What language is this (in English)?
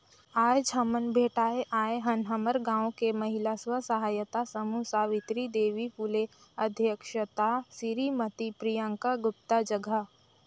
Chhattisgarhi